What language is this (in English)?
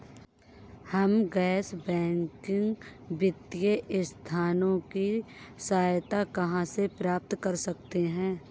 Hindi